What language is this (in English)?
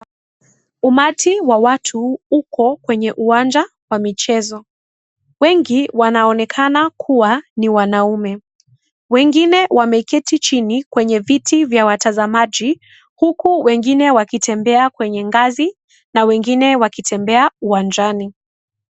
Swahili